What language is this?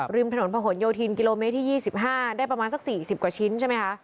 Thai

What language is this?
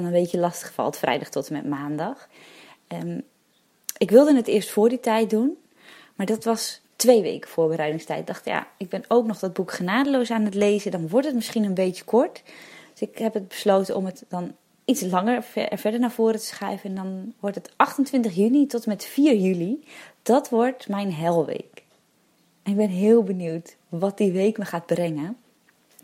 Dutch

